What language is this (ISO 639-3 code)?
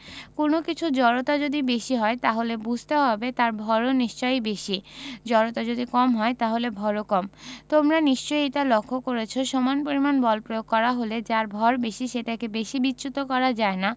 ben